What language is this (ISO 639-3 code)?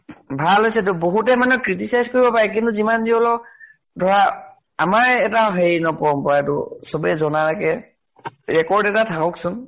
asm